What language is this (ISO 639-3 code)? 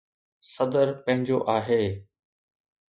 snd